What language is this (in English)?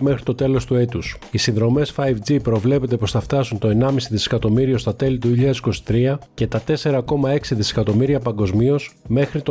Greek